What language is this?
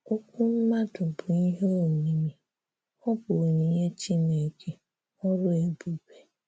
Igbo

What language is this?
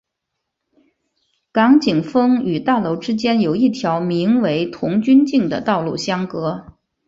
Chinese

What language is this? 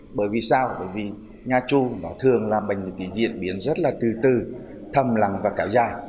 Vietnamese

